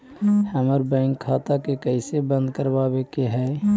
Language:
Magahi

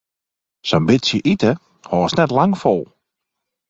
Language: Western Frisian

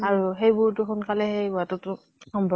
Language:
Assamese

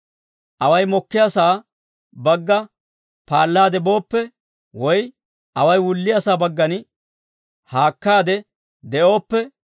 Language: Dawro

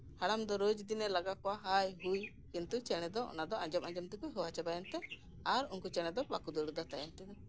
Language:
Santali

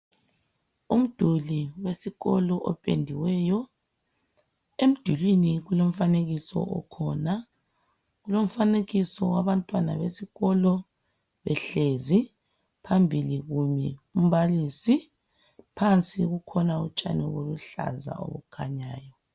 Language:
North Ndebele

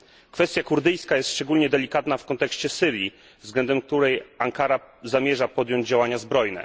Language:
Polish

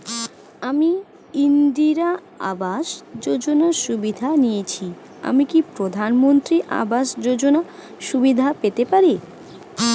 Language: Bangla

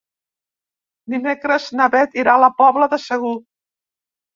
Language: Catalan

